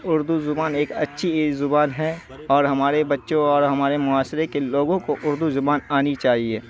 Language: Urdu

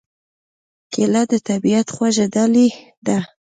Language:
Pashto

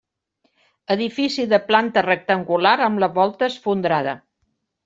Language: Catalan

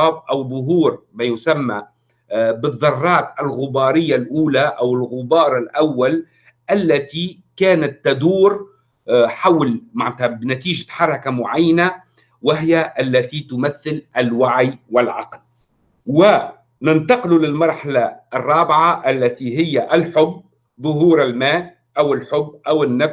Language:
Arabic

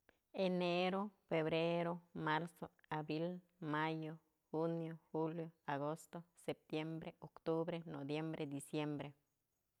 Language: Mazatlán Mixe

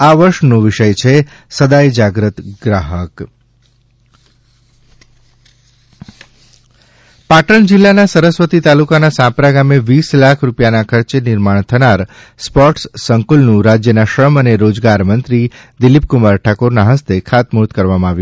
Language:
Gujarati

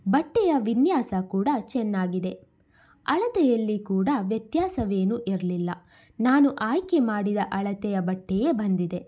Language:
Kannada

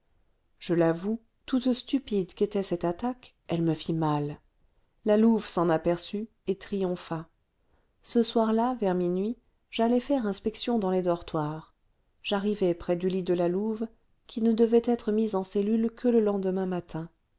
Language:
French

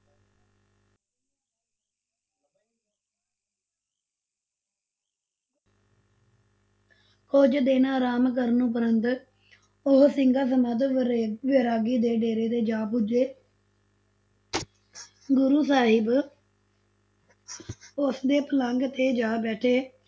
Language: Punjabi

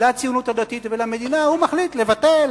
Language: Hebrew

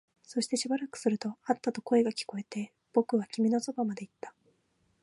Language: Japanese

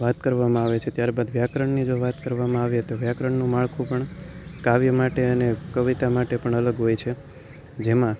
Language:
Gujarati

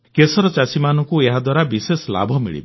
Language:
Odia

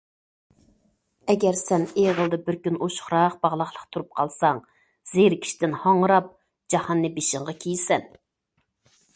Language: Uyghur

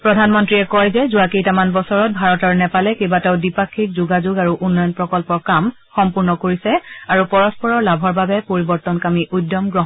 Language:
Assamese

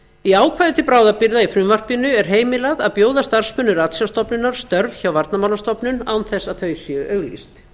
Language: Icelandic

